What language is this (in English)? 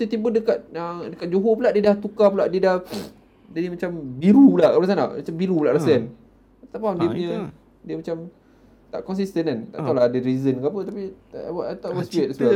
Malay